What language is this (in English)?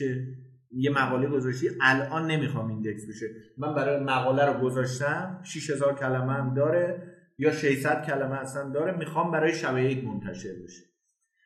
Persian